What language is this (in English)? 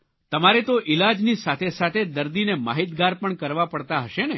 Gujarati